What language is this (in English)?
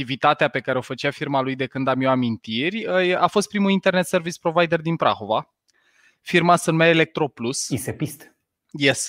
Romanian